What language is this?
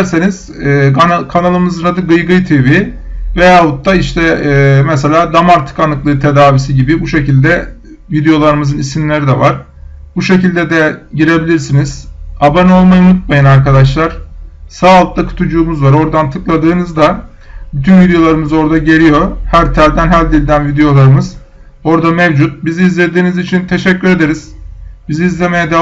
Turkish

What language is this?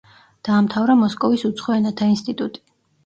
Georgian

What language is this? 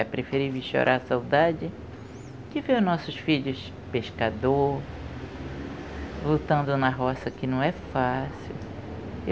Portuguese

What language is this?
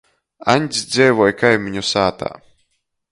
Latgalian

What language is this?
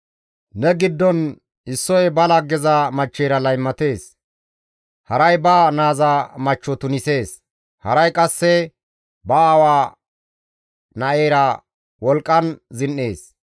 Gamo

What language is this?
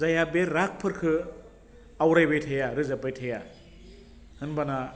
Bodo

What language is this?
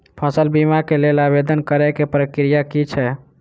Maithili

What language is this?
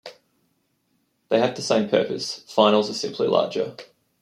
English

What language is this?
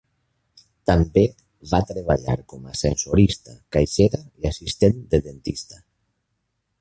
Catalan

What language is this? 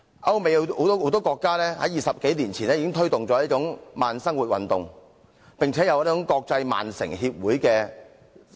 Cantonese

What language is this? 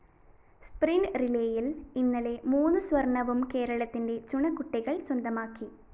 Malayalam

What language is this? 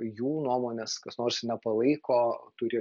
Lithuanian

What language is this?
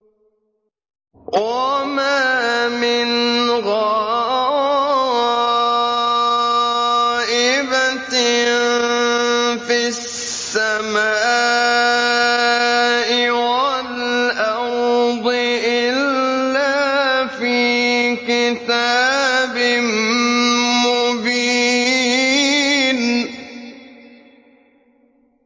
Arabic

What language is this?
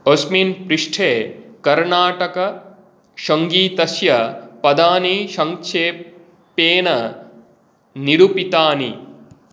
Sanskrit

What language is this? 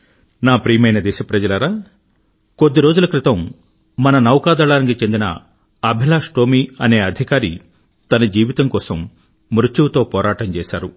Telugu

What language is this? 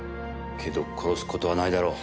Japanese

